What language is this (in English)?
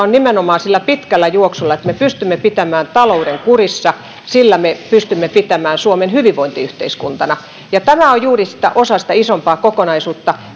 Finnish